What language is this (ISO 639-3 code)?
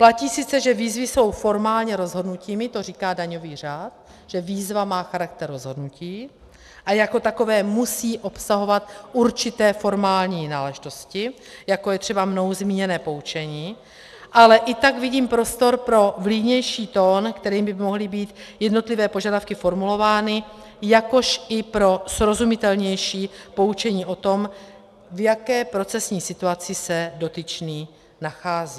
ces